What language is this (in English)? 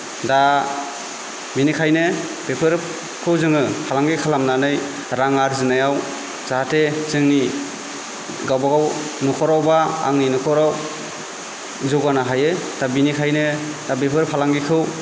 Bodo